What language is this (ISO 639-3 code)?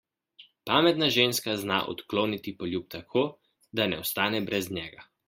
slv